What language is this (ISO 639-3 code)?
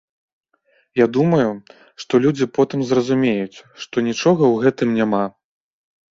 bel